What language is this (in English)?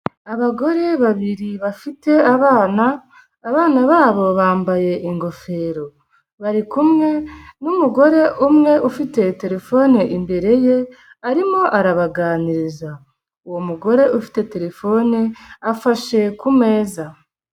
Kinyarwanda